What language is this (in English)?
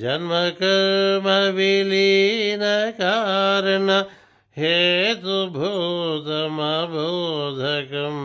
Telugu